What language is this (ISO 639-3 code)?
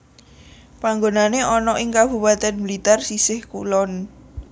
jav